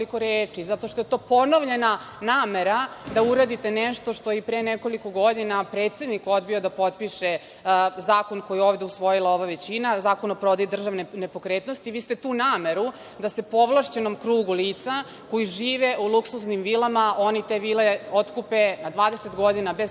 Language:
Serbian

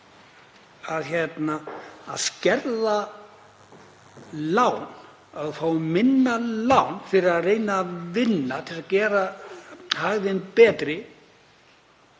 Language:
Icelandic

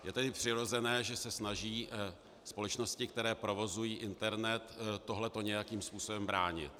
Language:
Czech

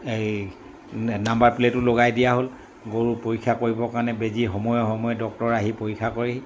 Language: Assamese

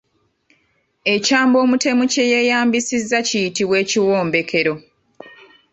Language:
Ganda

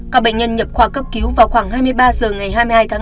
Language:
Vietnamese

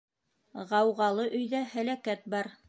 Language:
Bashkir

